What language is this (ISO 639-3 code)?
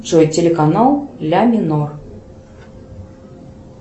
rus